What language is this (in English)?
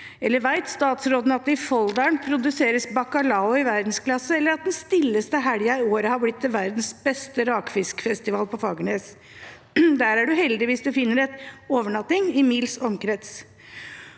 Norwegian